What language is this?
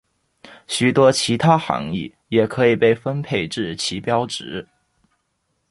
Chinese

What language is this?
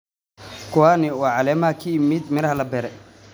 Somali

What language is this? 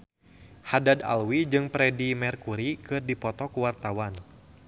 Sundanese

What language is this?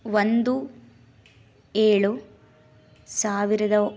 Kannada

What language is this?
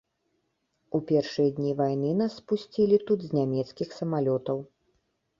Belarusian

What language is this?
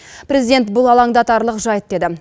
Kazakh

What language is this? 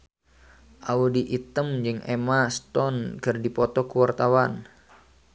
Sundanese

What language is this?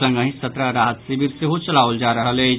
Maithili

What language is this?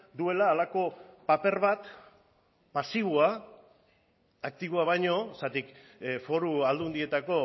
Basque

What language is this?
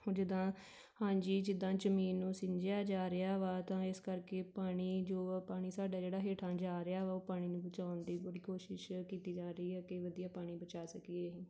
Punjabi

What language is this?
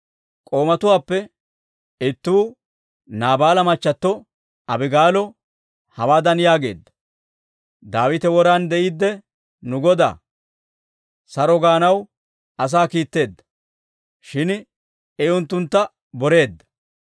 Dawro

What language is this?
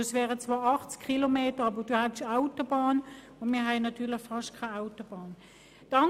Swiss German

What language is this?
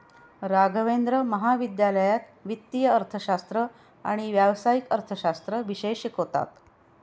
Marathi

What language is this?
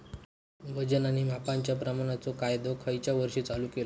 Marathi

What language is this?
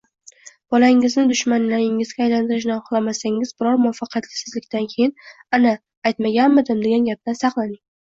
Uzbek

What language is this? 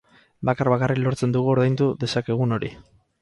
Basque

